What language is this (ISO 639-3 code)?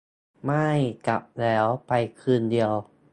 tha